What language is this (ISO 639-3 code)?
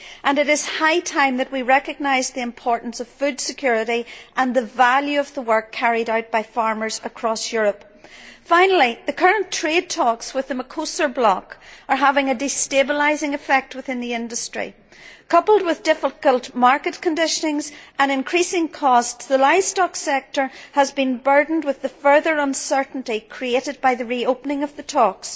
eng